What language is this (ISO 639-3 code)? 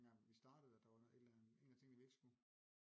dan